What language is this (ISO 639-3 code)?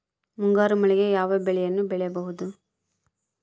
kan